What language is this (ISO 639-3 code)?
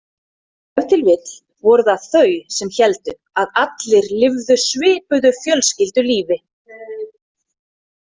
isl